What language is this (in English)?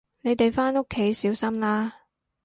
Cantonese